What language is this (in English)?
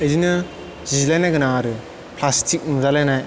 Bodo